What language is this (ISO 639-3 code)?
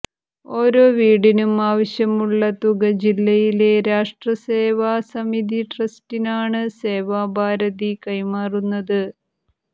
mal